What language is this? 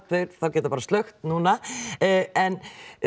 Icelandic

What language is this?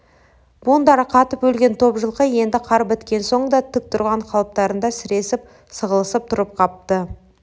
Kazakh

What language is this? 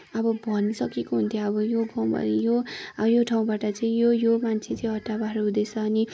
Nepali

